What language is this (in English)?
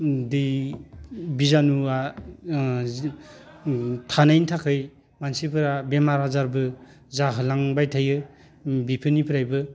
Bodo